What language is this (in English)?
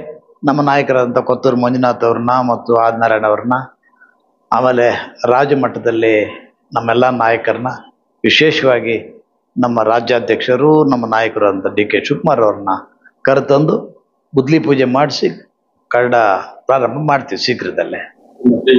Kannada